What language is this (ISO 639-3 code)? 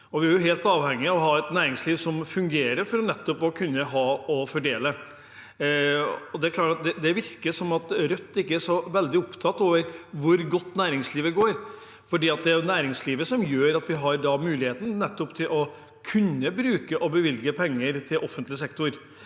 nor